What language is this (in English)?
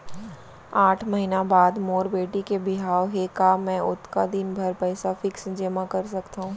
Chhattisgarhi